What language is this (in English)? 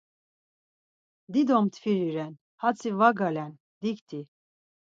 Laz